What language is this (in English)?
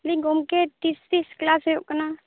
Santali